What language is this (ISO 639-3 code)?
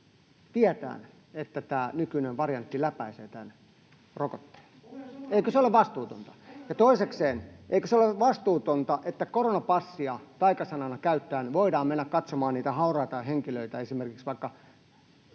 fin